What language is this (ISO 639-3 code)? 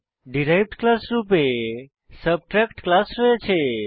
ben